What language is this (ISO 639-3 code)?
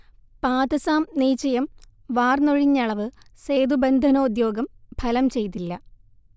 mal